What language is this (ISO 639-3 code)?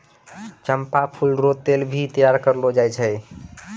mai